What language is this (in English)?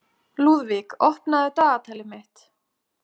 Icelandic